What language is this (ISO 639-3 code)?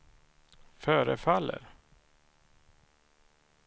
swe